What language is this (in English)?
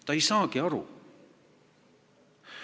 Estonian